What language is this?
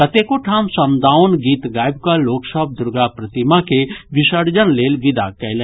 Maithili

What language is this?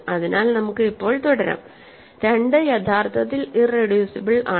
Malayalam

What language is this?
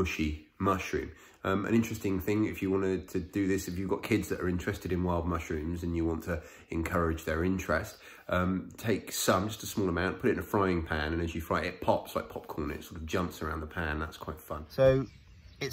English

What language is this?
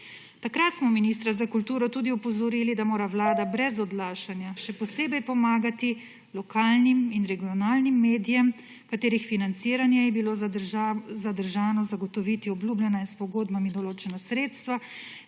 Slovenian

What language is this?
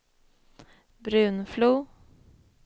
Swedish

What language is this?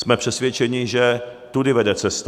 Czech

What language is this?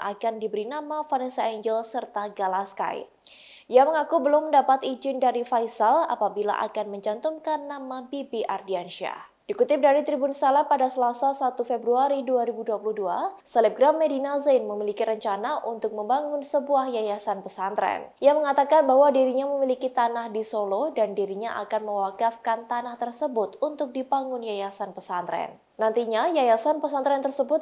Indonesian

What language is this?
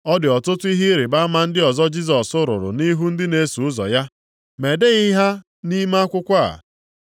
Igbo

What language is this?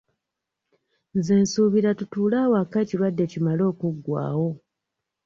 Ganda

